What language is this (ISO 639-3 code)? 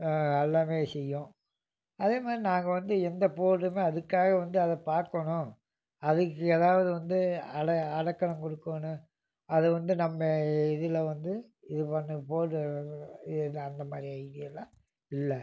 tam